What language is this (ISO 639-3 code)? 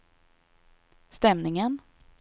swe